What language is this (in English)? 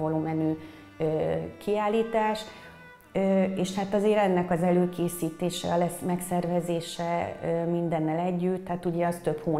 Hungarian